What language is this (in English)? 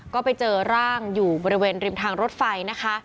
Thai